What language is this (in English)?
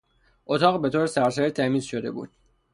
Persian